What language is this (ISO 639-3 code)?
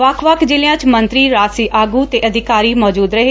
pan